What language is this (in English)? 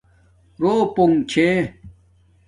Domaaki